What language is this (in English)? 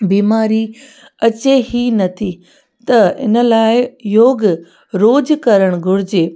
Sindhi